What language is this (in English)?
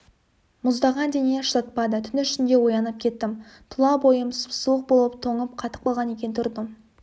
Kazakh